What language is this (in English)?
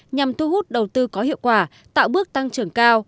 Vietnamese